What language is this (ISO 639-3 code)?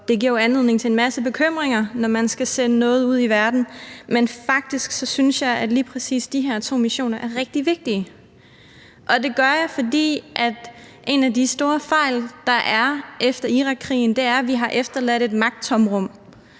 dan